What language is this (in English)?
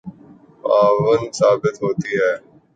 Urdu